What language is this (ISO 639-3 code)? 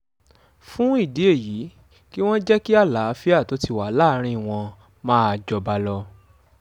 yor